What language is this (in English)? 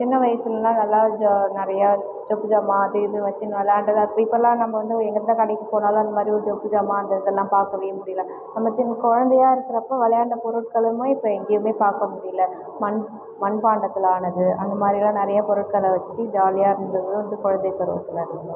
Tamil